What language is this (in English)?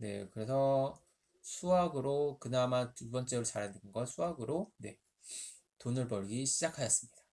Korean